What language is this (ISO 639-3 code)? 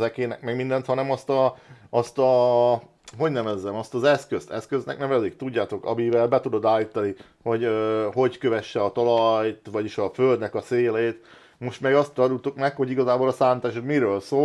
hun